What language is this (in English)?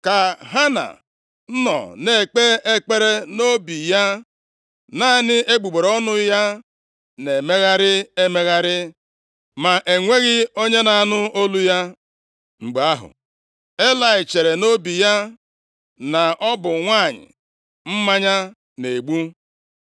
Igbo